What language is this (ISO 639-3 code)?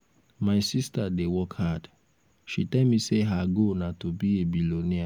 pcm